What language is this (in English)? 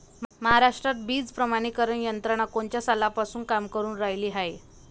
Marathi